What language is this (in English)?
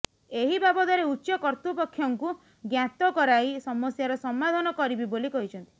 Odia